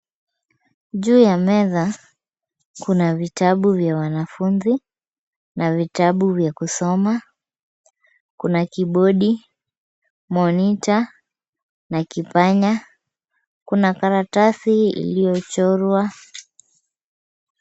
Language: Swahili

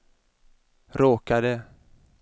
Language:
Swedish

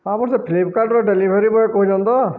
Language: Odia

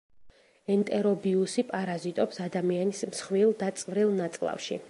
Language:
Georgian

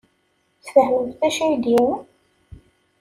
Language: Kabyle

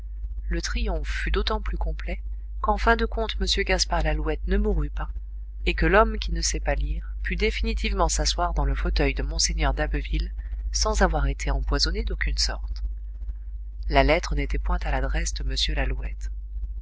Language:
French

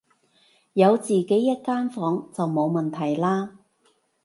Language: Cantonese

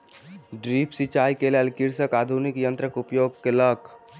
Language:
Maithili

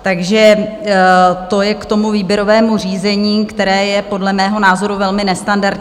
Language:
Czech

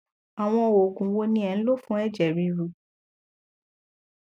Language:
Yoruba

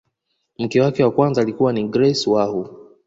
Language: Swahili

